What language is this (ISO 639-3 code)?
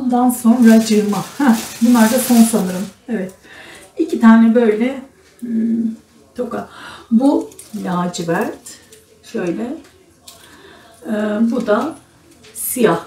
tur